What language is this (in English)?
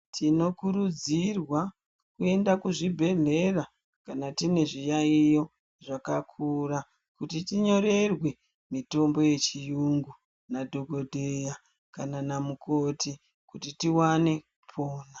Ndau